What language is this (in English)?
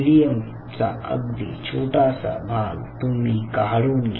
Marathi